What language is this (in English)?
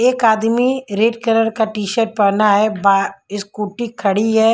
Hindi